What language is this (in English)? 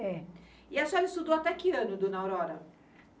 Portuguese